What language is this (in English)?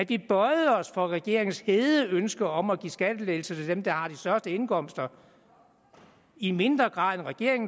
Danish